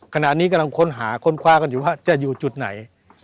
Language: Thai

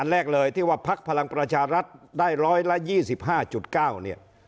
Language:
Thai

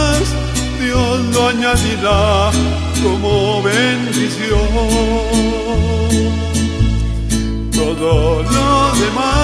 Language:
Spanish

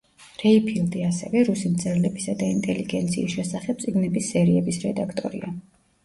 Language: Georgian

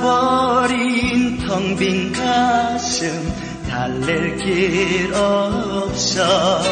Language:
Korean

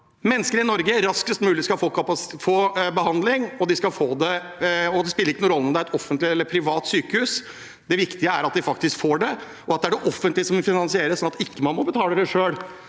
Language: Norwegian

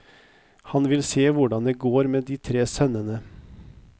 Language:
Norwegian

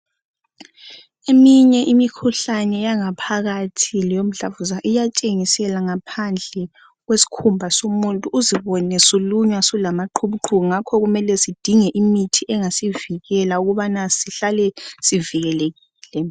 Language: North Ndebele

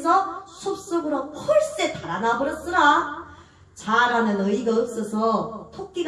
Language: Korean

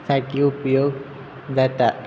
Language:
Konkani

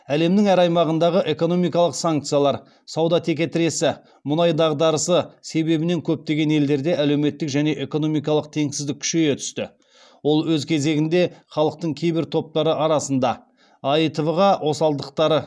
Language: Kazakh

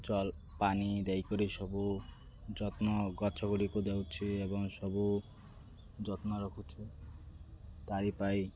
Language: Odia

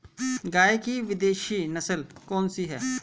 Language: Hindi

